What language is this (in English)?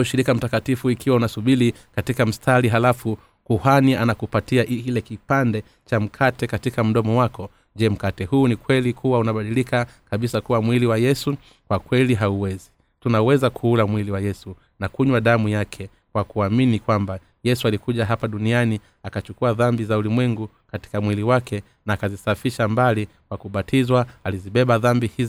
Swahili